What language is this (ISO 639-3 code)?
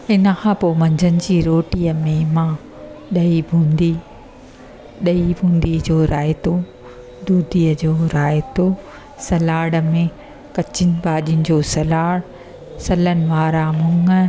snd